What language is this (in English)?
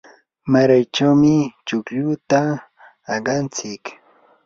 Yanahuanca Pasco Quechua